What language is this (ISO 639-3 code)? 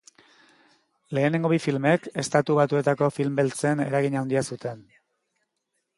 eus